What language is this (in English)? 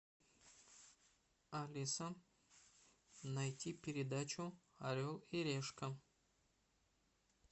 Russian